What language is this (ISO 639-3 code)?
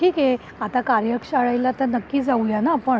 mar